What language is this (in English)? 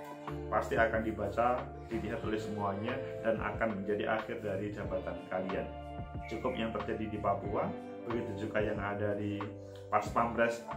Indonesian